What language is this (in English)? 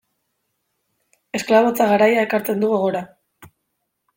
Basque